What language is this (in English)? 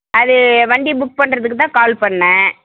Tamil